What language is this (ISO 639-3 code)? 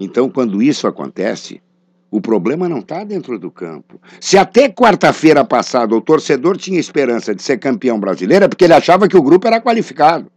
por